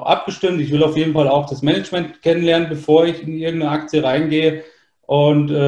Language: German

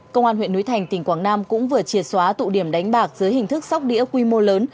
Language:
Vietnamese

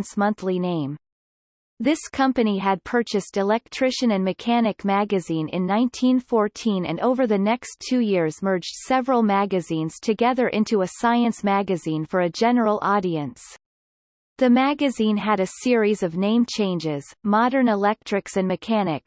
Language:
English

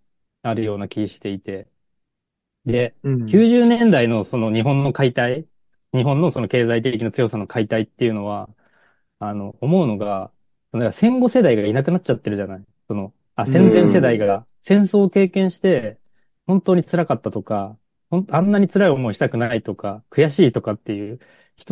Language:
Japanese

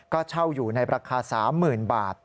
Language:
Thai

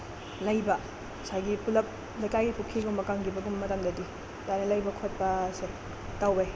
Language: Manipuri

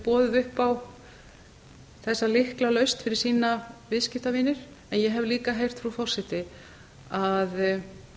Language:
Icelandic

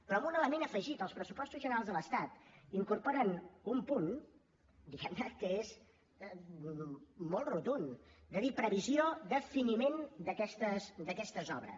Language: Catalan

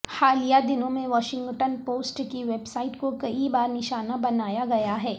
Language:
Urdu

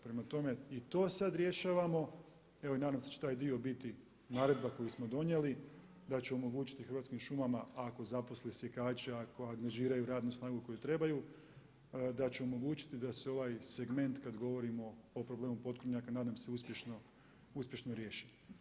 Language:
Croatian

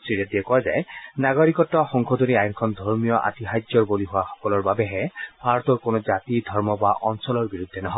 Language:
Assamese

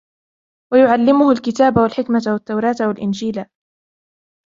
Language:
Arabic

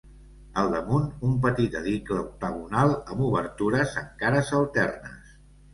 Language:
Catalan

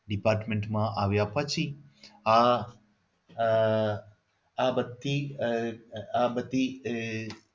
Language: Gujarati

